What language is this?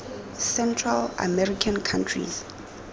Tswana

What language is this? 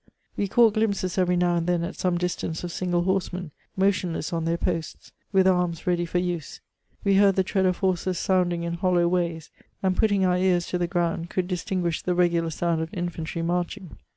English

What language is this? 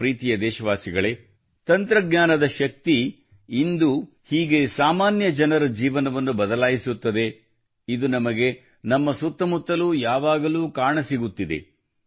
Kannada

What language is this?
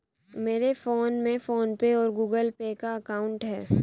Hindi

